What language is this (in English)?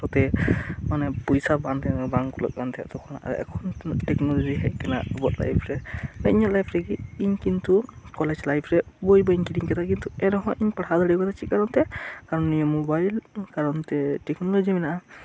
Santali